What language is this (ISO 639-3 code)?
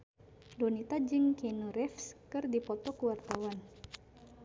sun